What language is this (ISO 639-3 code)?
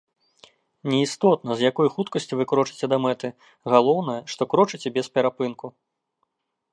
bel